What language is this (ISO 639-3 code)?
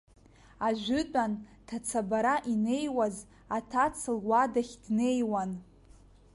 abk